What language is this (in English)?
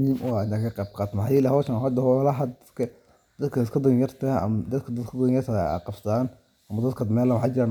Somali